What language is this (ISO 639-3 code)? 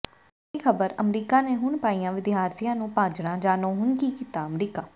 pan